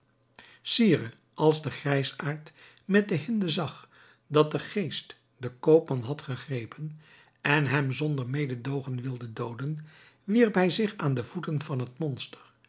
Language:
Dutch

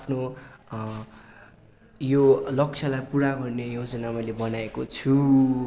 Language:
Nepali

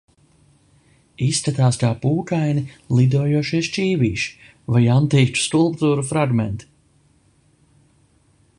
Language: Latvian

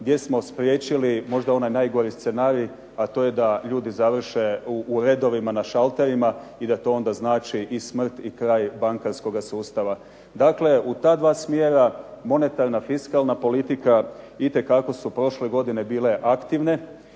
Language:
Croatian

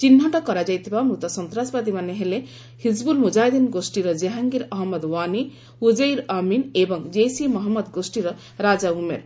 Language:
Odia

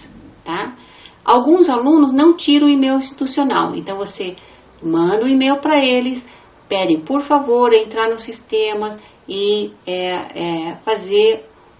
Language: Portuguese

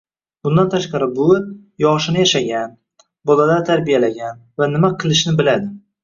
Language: Uzbek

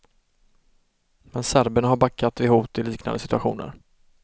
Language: Swedish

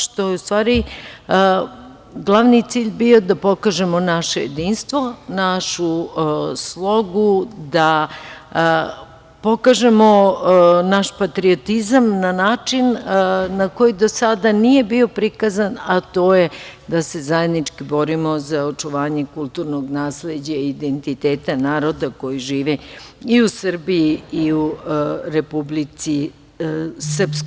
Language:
Serbian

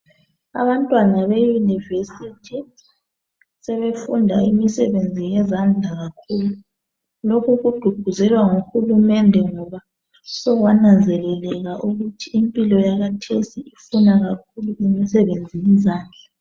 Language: North Ndebele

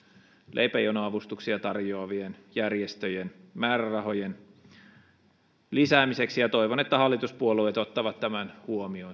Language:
Finnish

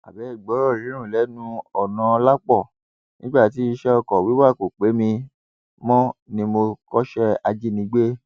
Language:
Yoruba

